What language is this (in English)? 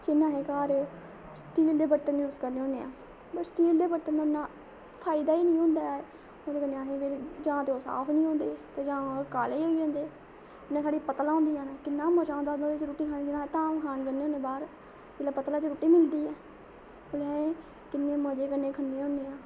Dogri